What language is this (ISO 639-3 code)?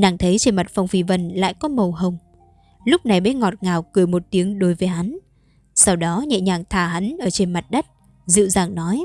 vie